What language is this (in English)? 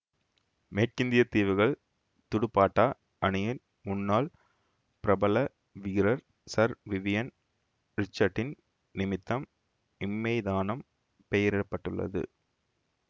Tamil